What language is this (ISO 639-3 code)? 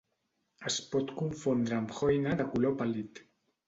cat